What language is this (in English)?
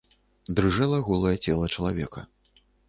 Belarusian